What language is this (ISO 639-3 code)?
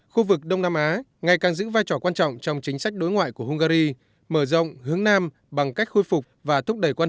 vie